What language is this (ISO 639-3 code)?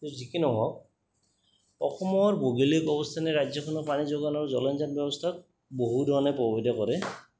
asm